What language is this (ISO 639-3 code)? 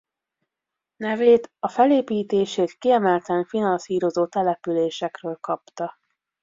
hun